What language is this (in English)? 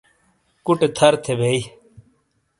Shina